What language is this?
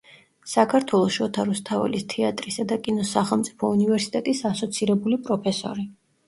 Georgian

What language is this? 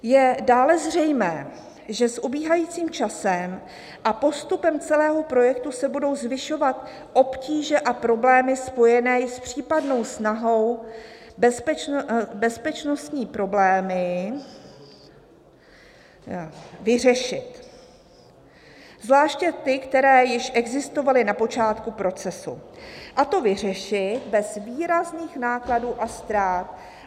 Czech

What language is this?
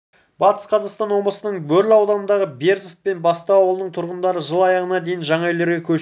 Kazakh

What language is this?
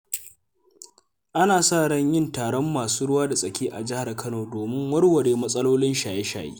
Hausa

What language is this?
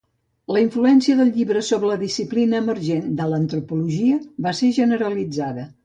Catalan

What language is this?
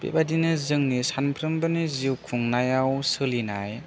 Bodo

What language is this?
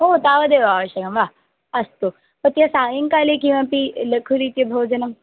Sanskrit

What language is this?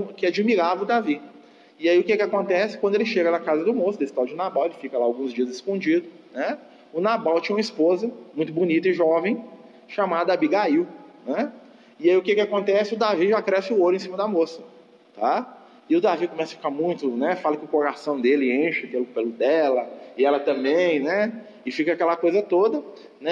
Portuguese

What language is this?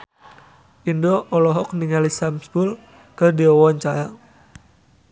Sundanese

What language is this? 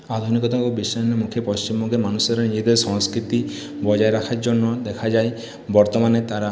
Bangla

